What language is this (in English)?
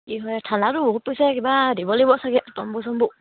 Assamese